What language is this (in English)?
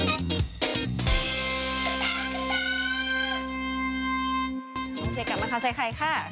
Thai